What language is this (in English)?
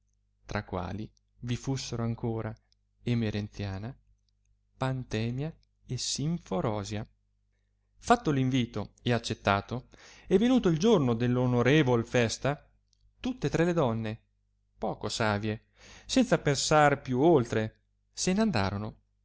Italian